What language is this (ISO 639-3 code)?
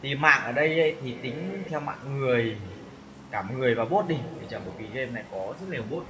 vie